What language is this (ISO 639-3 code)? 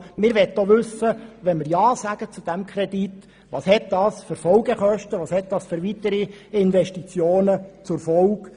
gsw